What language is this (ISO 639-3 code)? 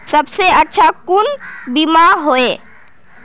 mag